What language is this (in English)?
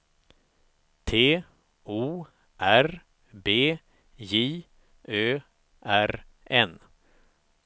Swedish